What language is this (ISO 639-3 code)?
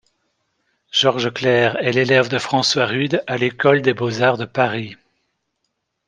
fra